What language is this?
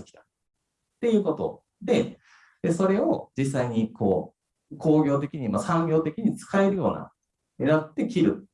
Japanese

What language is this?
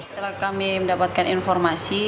Indonesian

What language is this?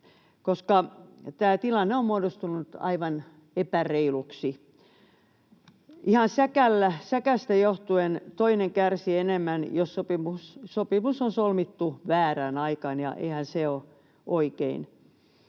Finnish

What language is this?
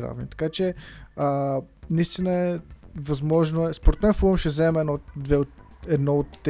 Bulgarian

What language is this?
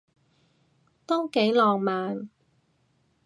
Cantonese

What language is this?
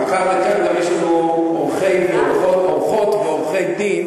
Hebrew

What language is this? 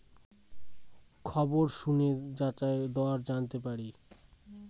Bangla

